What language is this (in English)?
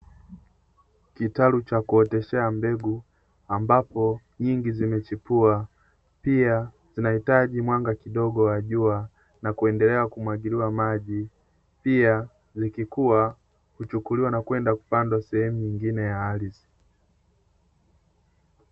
Swahili